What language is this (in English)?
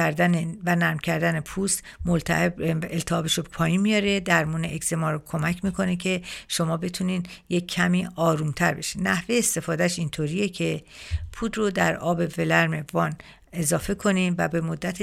Persian